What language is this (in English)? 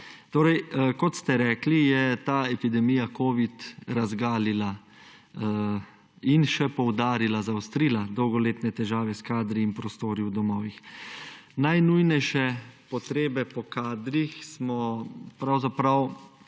Slovenian